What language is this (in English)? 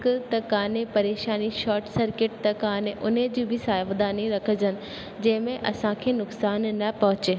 Sindhi